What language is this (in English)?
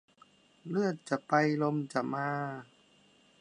Thai